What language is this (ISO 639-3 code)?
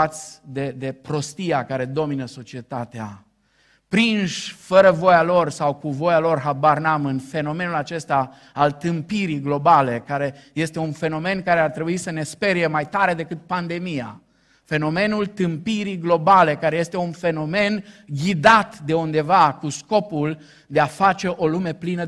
ron